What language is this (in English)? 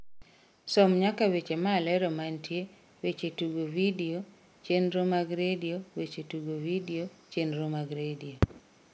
Luo (Kenya and Tanzania)